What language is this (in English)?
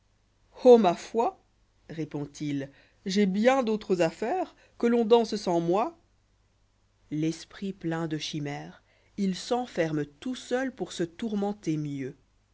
French